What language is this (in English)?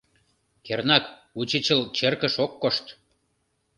Mari